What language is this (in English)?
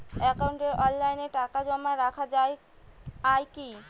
Bangla